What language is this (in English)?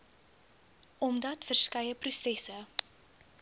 Afrikaans